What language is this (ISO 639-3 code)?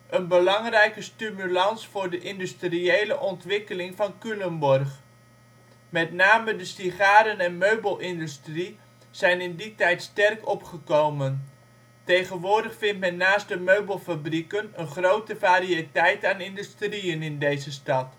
nld